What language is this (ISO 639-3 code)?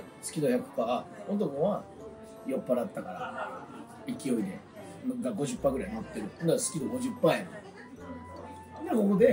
jpn